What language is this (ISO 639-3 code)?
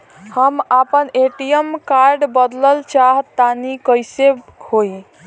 bho